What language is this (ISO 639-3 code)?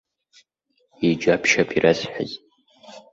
abk